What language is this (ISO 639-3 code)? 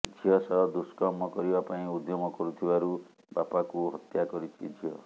ori